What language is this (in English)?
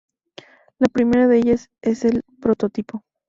Spanish